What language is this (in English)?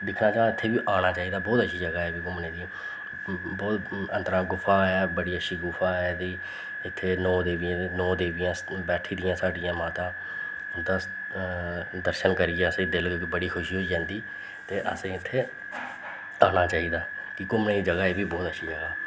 Dogri